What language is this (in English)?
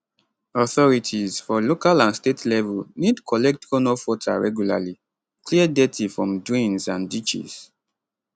Nigerian Pidgin